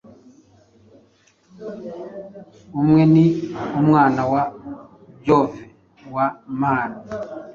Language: Kinyarwanda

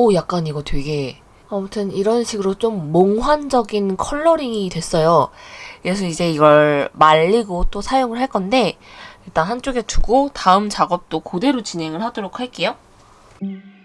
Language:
Korean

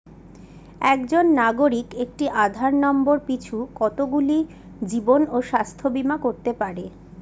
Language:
Bangla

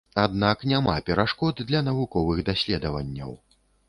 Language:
Belarusian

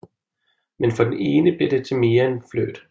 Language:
Danish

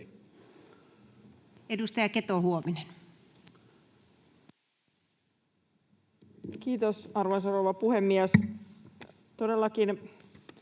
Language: Finnish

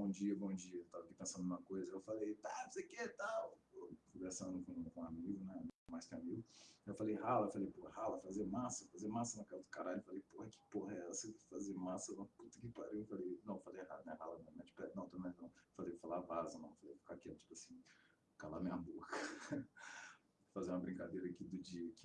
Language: Portuguese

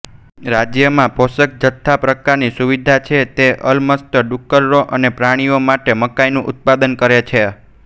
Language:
Gujarati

